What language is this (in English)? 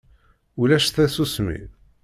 Kabyle